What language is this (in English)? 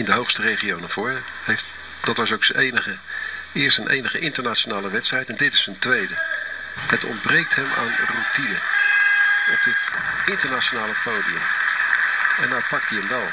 Dutch